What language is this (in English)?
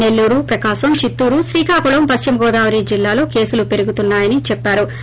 Telugu